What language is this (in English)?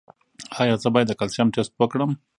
Pashto